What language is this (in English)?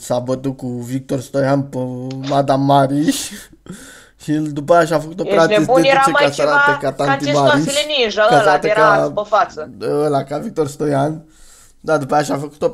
Romanian